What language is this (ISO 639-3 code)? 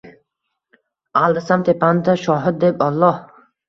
uzb